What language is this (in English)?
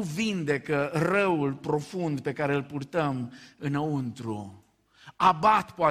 Romanian